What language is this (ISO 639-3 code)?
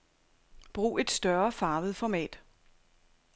dan